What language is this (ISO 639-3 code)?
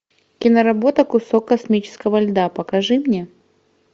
rus